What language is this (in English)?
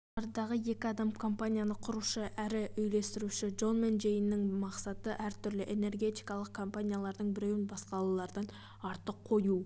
Kazakh